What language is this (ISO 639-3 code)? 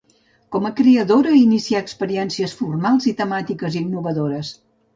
cat